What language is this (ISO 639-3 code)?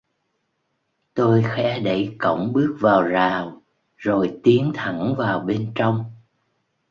vie